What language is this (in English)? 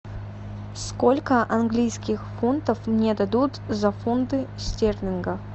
Russian